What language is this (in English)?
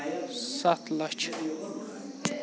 Kashmiri